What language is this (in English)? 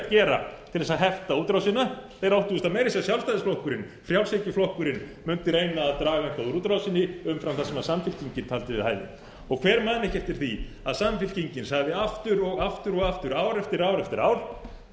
Icelandic